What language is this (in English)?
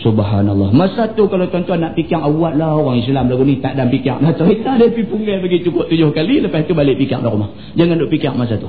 Malay